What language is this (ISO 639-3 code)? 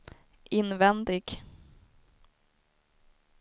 swe